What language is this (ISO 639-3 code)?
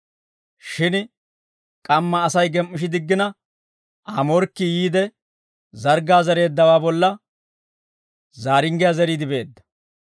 dwr